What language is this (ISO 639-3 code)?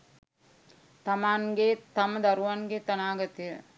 sin